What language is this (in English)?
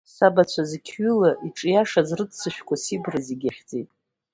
Abkhazian